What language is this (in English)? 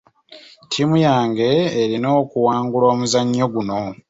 Ganda